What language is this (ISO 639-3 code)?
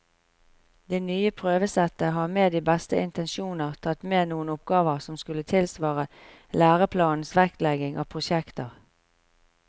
nor